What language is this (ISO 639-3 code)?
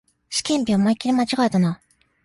jpn